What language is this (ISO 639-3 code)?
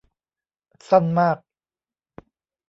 tha